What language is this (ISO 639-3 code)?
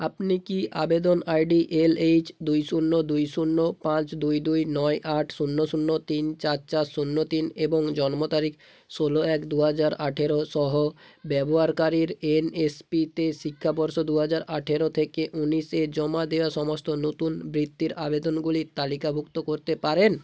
ben